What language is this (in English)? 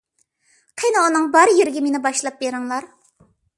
Uyghur